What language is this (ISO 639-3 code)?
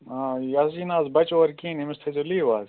kas